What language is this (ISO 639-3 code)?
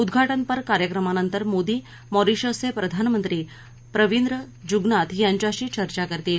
mar